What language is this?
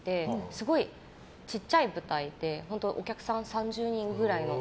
Japanese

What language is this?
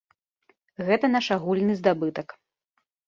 Belarusian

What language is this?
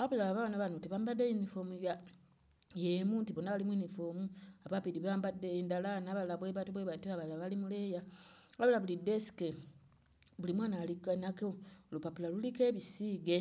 Ganda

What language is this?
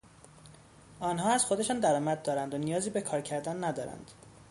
Persian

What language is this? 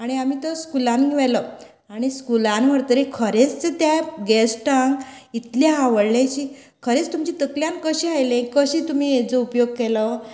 Konkani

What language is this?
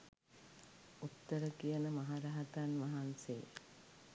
Sinhala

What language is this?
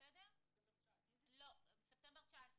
Hebrew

